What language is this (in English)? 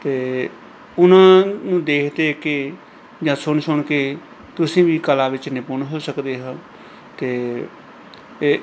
Punjabi